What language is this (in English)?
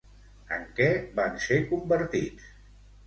Catalan